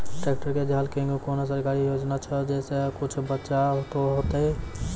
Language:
Maithili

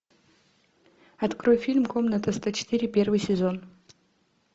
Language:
Russian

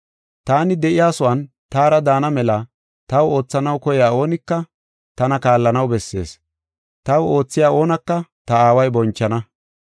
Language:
Gofa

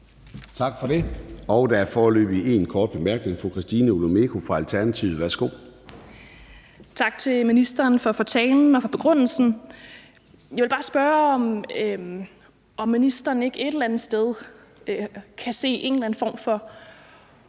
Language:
Danish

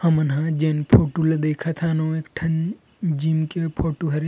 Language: Chhattisgarhi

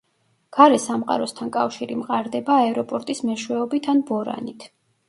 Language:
Georgian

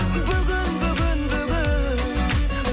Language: Kazakh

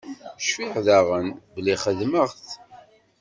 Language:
Kabyle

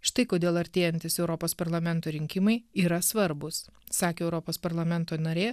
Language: Lithuanian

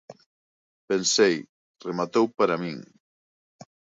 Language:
Galician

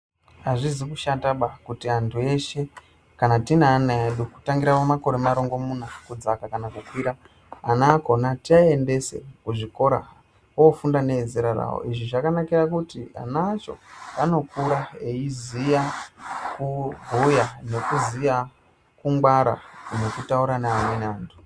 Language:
Ndau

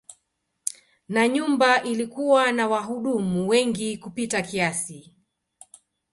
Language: Swahili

